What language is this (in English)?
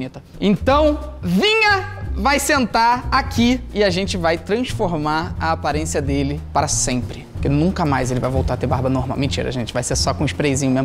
Portuguese